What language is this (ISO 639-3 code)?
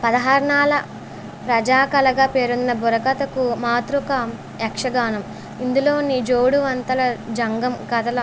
tel